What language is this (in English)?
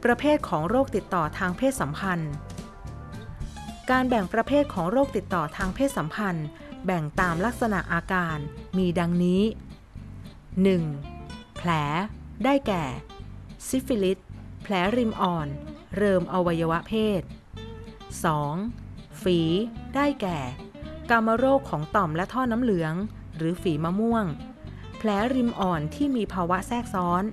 Thai